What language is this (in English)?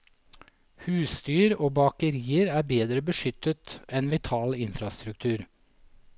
Norwegian